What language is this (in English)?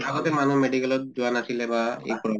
Assamese